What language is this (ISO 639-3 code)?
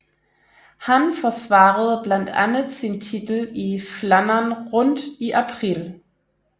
dan